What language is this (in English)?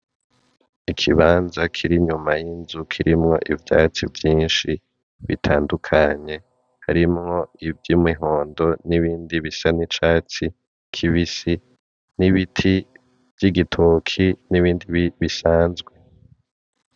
Rundi